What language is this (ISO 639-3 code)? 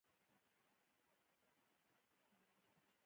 pus